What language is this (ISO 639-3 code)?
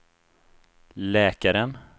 swe